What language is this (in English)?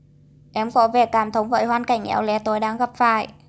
Vietnamese